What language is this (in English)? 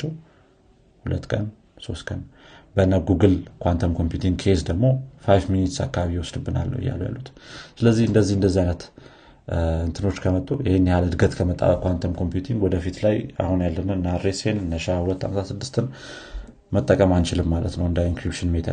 Amharic